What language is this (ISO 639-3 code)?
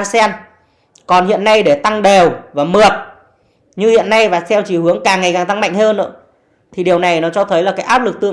vie